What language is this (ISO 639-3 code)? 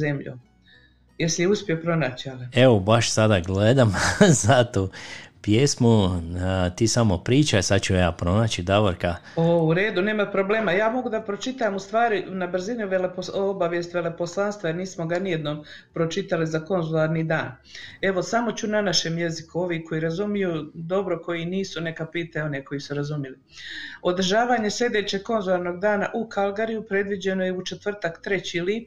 hrv